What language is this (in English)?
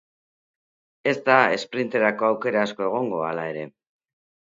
Basque